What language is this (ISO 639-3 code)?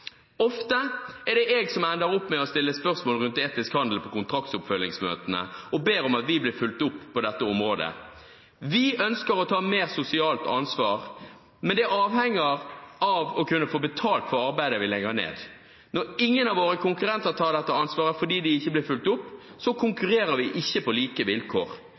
nob